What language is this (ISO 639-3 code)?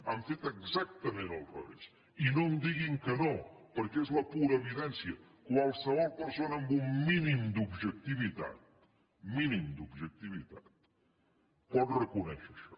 cat